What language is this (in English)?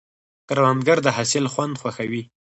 Pashto